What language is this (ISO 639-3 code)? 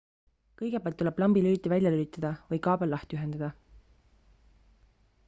est